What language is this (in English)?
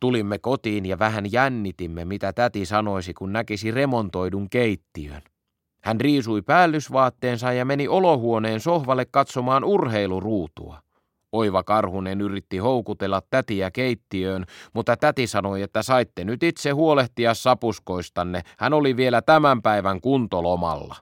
Finnish